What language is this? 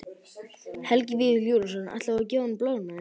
Icelandic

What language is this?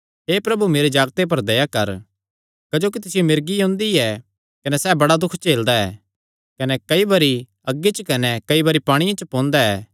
Kangri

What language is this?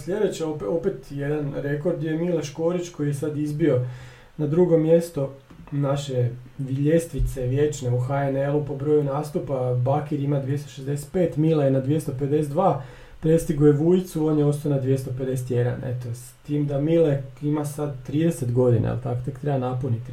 Croatian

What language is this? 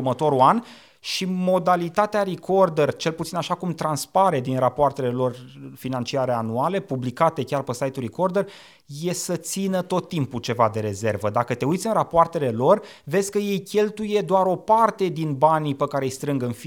Romanian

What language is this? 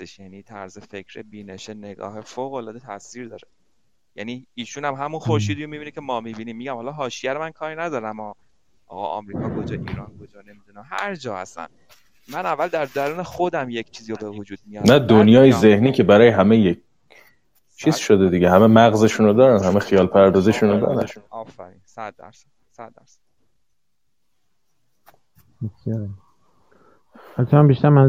Persian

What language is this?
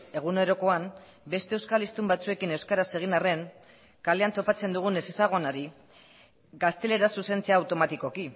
Basque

